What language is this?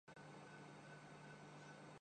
Urdu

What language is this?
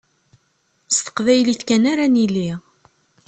Kabyle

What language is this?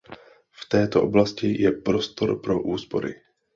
Czech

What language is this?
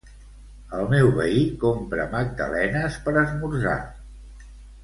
Catalan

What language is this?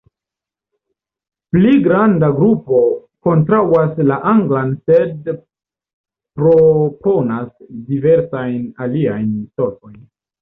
Esperanto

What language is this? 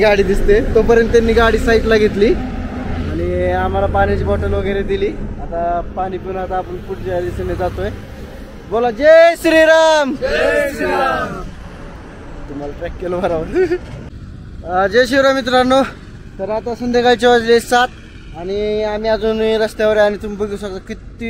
Marathi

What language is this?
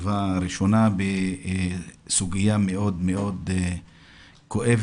Hebrew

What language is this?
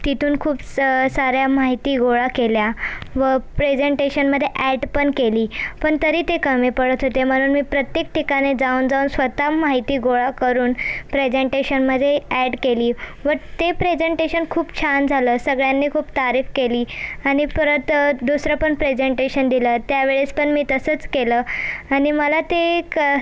Marathi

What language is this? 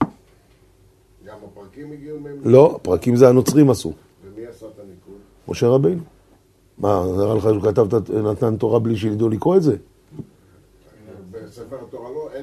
Hebrew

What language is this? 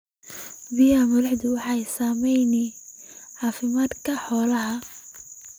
Somali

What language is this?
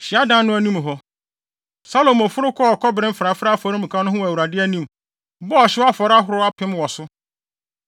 Akan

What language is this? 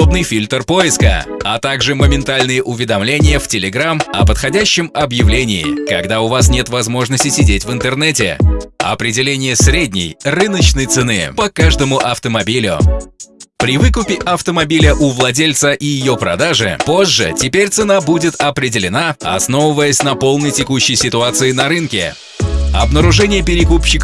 Russian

